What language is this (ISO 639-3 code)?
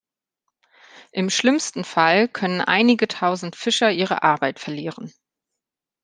deu